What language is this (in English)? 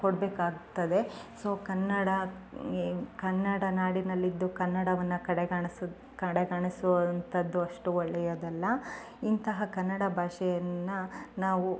Kannada